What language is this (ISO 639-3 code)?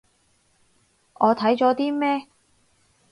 yue